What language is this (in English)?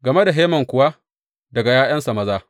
Hausa